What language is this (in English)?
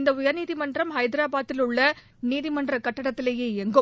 Tamil